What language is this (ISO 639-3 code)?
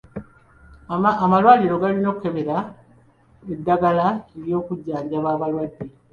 lug